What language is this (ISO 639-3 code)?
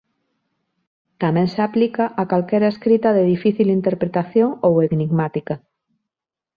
glg